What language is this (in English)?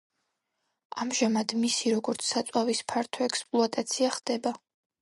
Georgian